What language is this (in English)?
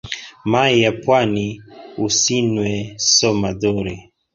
Swahili